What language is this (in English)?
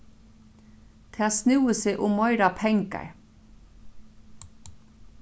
Faroese